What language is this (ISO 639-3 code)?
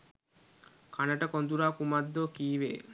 sin